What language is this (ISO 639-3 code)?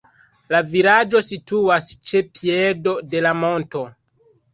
epo